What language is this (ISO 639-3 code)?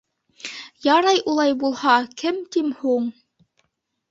bak